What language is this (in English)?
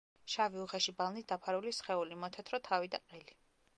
Georgian